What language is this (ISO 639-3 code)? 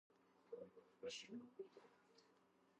kat